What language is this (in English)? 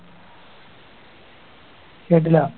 Malayalam